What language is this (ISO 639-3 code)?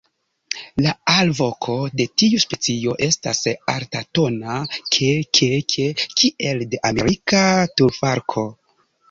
epo